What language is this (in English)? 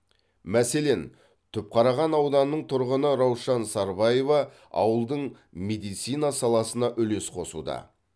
Kazakh